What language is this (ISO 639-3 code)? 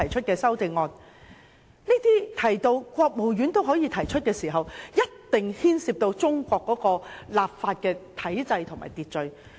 yue